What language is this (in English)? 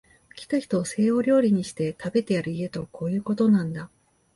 Japanese